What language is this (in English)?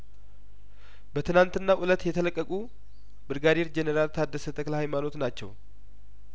Amharic